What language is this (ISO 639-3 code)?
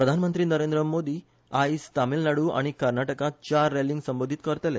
kok